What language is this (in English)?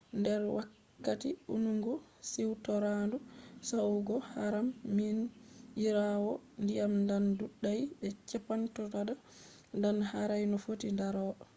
Fula